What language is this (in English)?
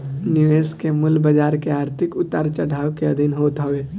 Bhojpuri